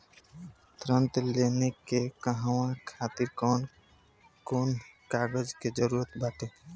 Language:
Bhojpuri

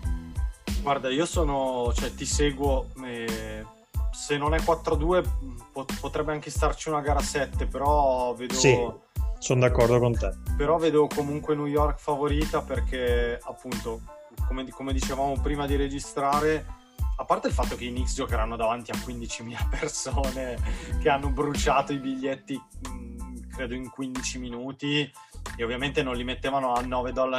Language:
Italian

